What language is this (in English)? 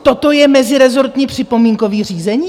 Czech